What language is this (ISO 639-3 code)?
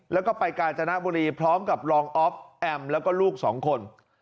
tha